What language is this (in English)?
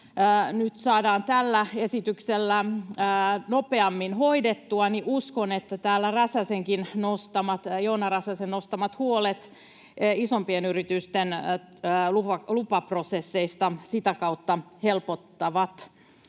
Finnish